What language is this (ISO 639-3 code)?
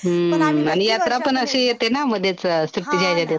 mar